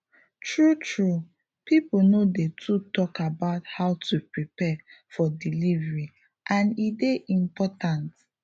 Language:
Nigerian Pidgin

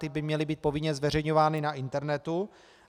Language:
Czech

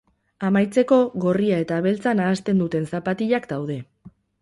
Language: Basque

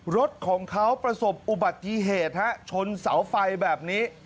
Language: Thai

